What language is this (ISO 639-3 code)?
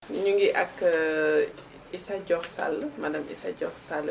wol